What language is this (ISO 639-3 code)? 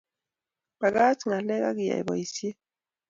kln